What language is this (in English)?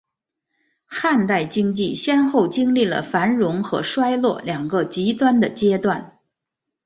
Chinese